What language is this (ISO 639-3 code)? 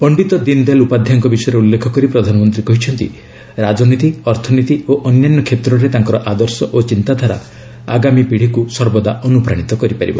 ori